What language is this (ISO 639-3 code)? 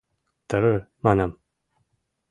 chm